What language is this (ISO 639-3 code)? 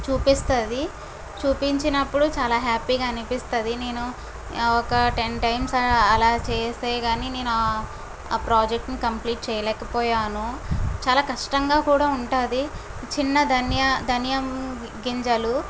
tel